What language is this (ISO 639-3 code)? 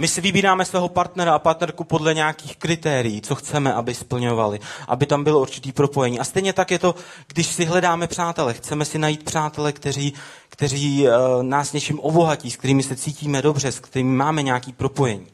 ces